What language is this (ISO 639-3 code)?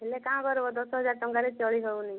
ori